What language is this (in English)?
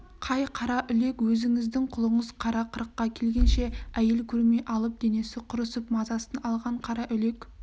Kazakh